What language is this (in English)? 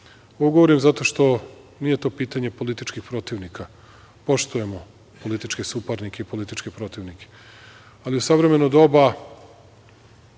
Serbian